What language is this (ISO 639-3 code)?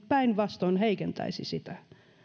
fin